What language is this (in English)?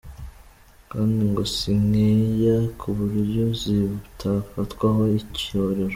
Kinyarwanda